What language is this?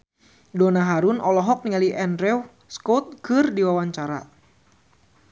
Sundanese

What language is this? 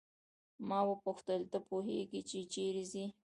Pashto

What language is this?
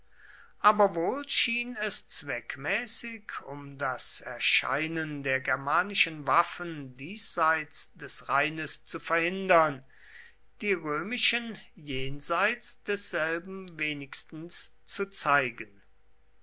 German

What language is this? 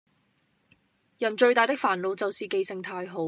Cantonese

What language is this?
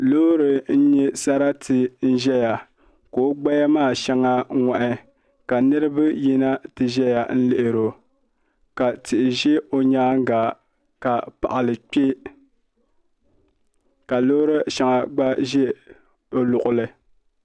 Dagbani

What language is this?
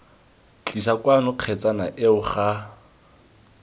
Tswana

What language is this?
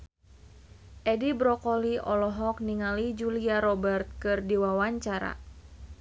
Sundanese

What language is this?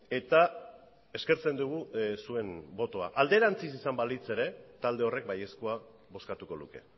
Basque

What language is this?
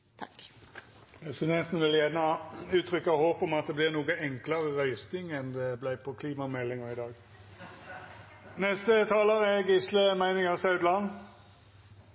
Norwegian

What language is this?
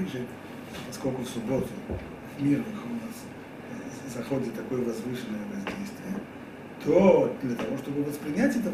Russian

